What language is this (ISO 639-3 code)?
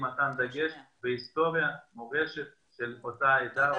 heb